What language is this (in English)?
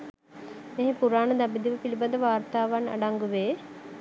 Sinhala